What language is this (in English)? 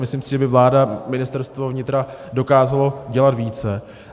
Czech